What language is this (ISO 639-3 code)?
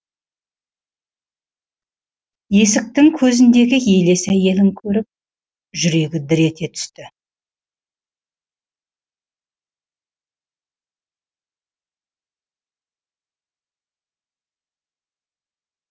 kaz